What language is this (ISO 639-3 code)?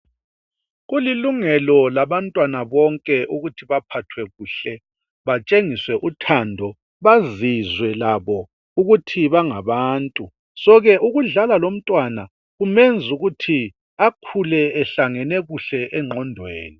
nde